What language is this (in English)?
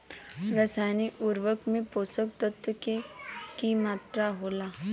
Bhojpuri